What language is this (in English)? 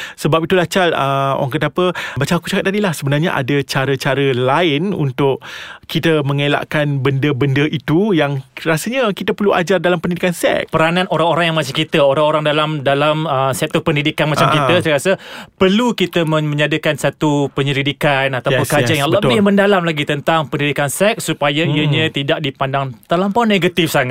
Malay